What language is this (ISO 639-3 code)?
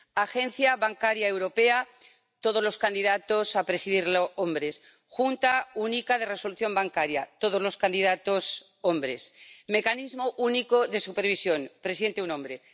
spa